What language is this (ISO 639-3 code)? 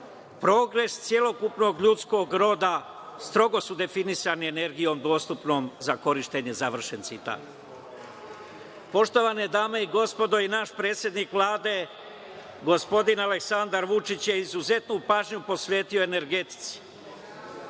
srp